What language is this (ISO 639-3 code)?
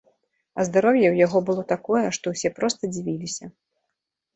bel